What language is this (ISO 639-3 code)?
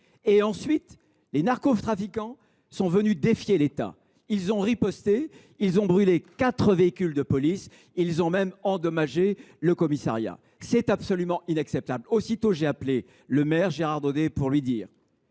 fra